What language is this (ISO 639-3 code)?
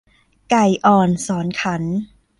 tha